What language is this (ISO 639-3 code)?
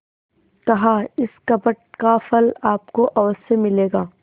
hin